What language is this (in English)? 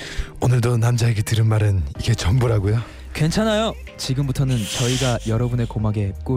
Korean